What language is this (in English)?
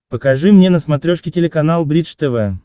Russian